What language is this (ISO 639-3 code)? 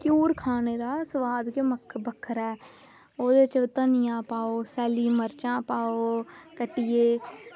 doi